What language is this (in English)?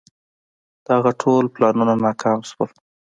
Pashto